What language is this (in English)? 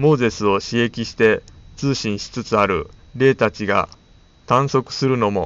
Japanese